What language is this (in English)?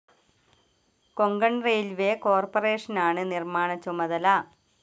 Malayalam